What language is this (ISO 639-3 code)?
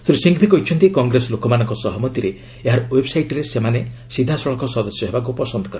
ori